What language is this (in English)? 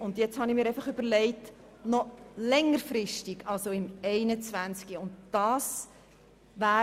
Swiss German